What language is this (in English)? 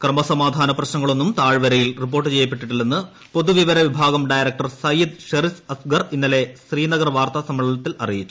Malayalam